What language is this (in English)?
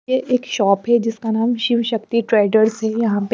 Hindi